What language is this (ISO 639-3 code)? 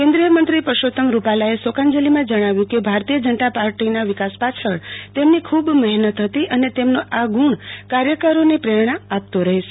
guj